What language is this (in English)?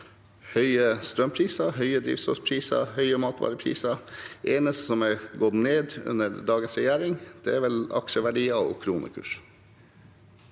Norwegian